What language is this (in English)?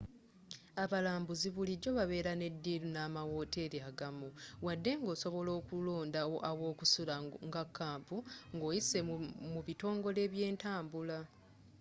Ganda